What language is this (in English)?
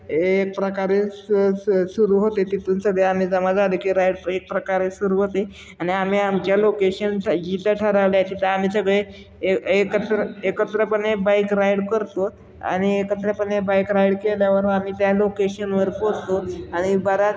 Marathi